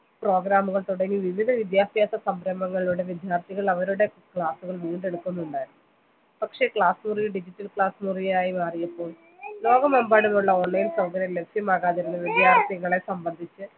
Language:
Malayalam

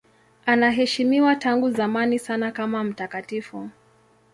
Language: Swahili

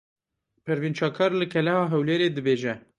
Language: Kurdish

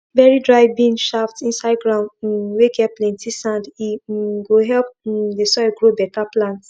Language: Nigerian Pidgin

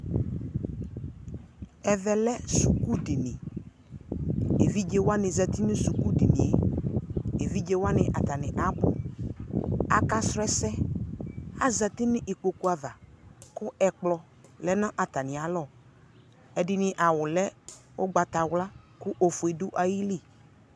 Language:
Ikposo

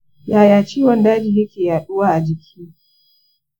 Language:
Hausa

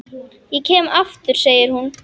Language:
Icelandic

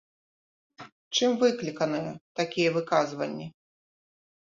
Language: Belarusian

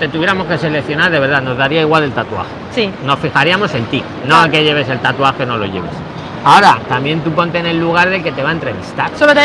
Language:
Spanish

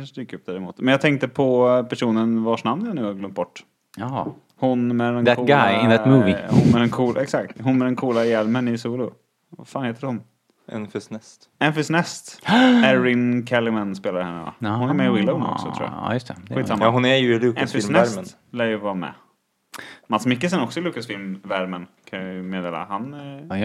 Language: Swedish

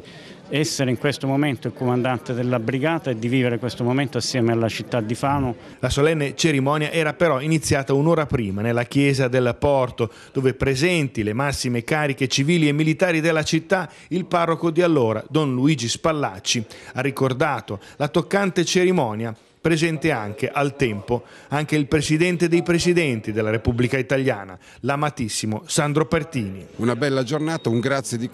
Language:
Italian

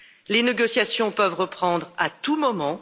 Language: French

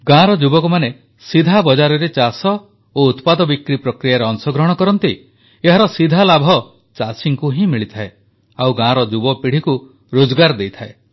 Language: Odia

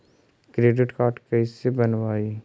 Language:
Magahi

